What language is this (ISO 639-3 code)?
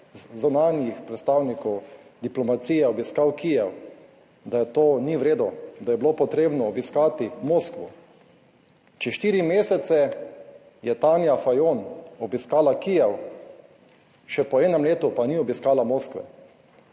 slv